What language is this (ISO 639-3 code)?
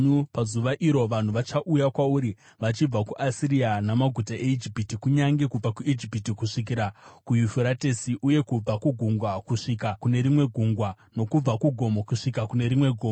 sna